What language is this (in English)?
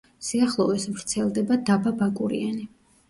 Georgian